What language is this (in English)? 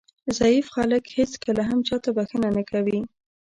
Pashto